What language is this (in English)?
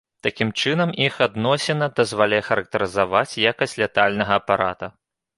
Belarusian